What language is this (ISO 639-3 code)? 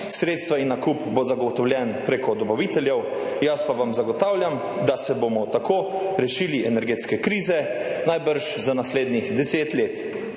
slv